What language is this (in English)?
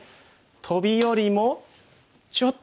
Japanese